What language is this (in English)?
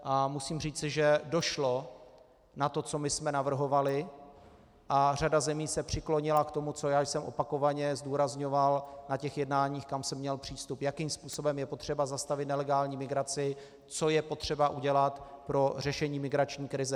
Czech